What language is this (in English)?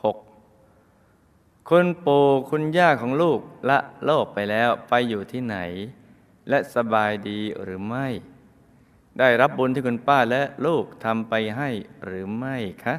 Thai